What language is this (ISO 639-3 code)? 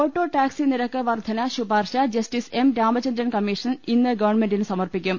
mal